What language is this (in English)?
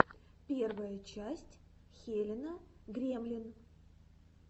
Russian